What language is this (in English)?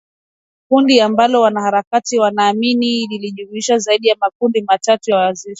Swahili